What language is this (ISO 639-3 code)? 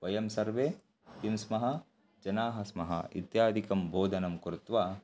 san